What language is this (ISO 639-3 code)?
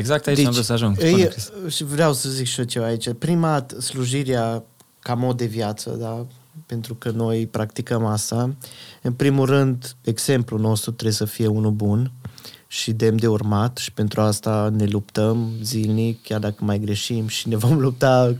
ron